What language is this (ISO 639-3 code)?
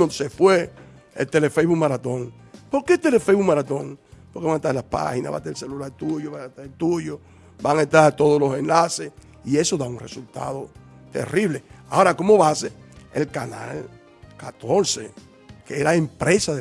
spa